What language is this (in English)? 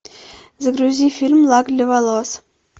Russian